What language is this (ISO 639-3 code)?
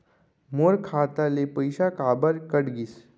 hne